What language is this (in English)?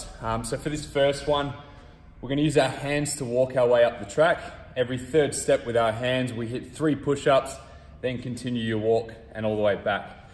English